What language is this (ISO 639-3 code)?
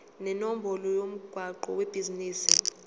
zul